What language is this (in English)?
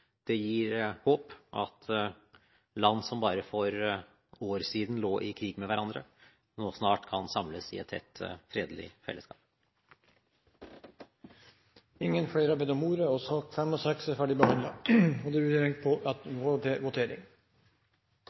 Norwegian Bokmål